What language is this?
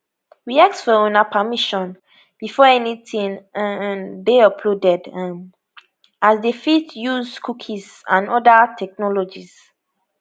Nigerian Pidgin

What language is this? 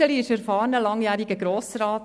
Swiss German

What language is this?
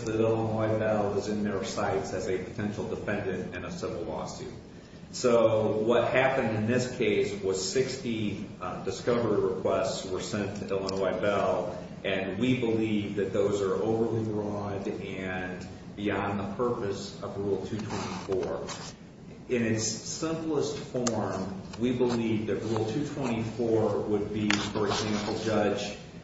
English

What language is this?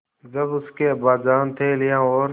Hindi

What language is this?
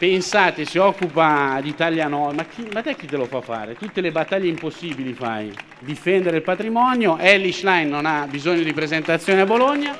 Italian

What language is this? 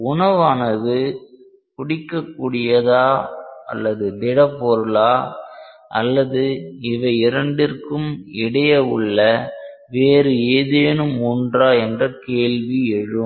Tamil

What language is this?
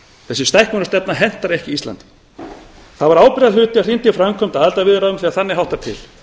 Icelandic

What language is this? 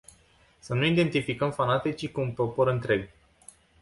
Romanian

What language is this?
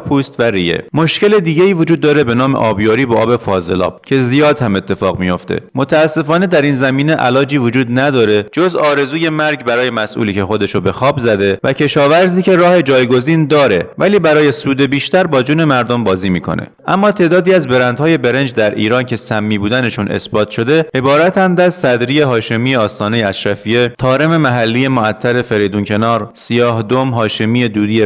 Persian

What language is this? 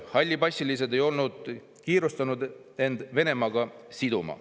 Estonian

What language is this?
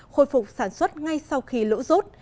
Vietnamese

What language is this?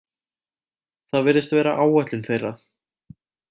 Icelandic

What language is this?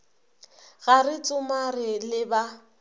Northern Sotho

